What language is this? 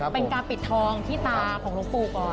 Thai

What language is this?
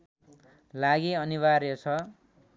Nepali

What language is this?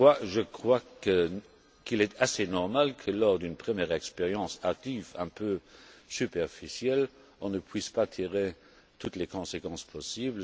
French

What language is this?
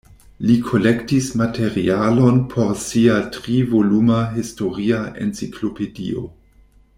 Esperanto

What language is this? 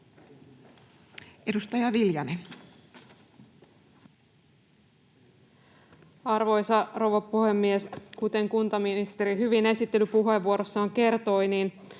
Finnish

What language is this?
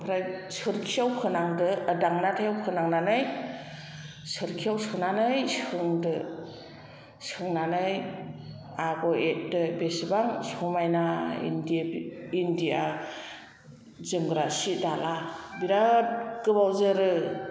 Bodo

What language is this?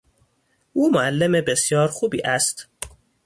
Persian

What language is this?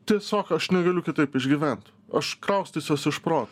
Lithuanian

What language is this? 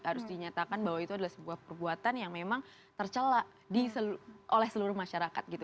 Indonesian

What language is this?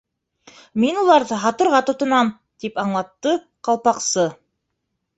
Bashkir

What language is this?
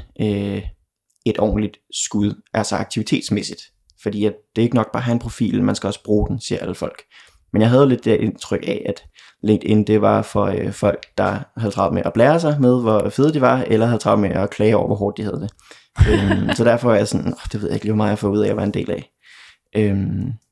Danish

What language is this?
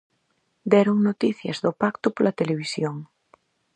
Galician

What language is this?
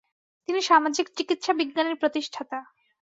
Bangla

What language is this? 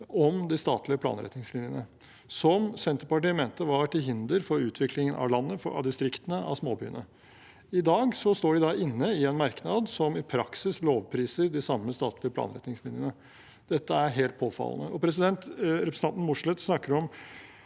Norwegian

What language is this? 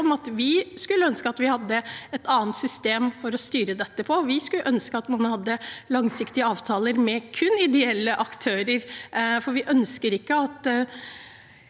Norwegian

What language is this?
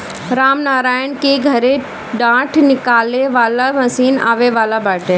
Bhojpuri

